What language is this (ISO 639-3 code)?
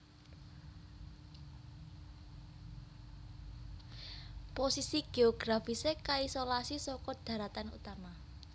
jav